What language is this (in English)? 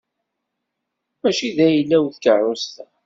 Kabyle